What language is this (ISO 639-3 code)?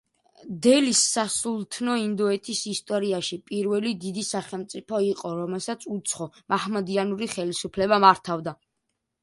kat